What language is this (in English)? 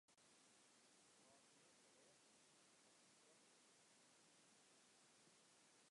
Western Frisian